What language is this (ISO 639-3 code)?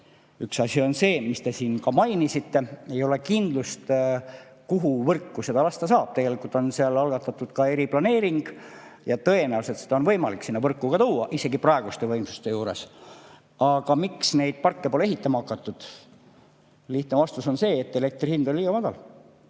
est